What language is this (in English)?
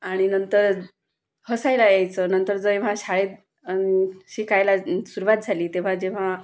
Marathi